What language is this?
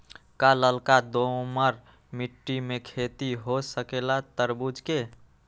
Magahi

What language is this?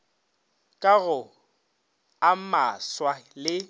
Northern Sotho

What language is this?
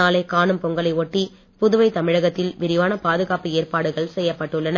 Tamil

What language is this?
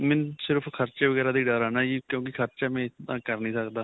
Punjabi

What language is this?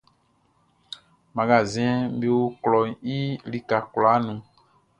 Baoulé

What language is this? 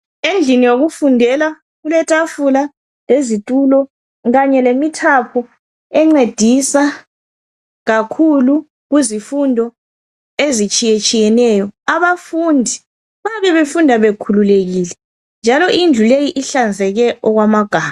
North Ndebele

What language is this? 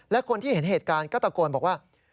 Thai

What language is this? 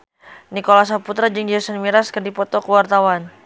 Sundanese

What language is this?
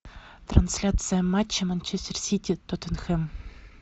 Russian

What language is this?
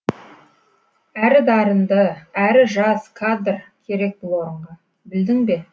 Kazakh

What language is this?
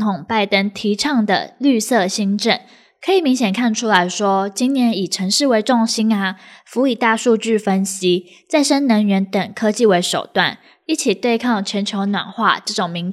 Chinese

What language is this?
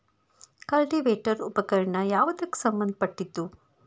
Kannada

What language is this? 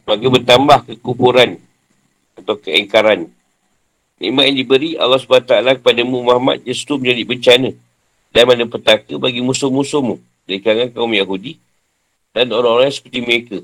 Malay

